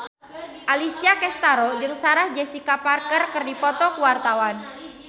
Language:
Sundanese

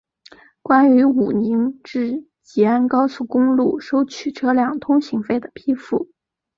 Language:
Chinese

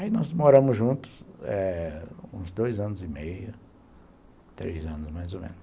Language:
Portuguese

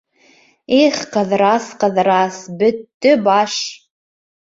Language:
Bashkir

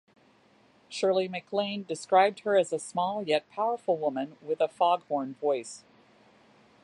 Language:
English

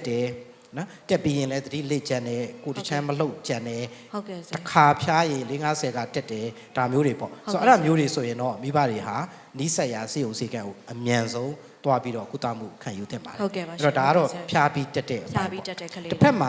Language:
Vietnamese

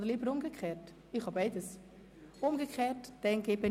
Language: Swiss German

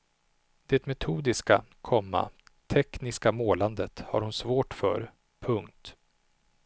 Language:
Swedish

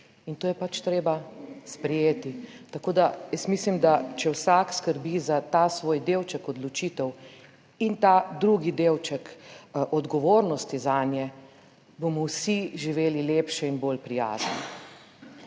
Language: Slovenian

